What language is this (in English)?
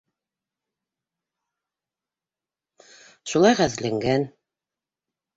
Bashkir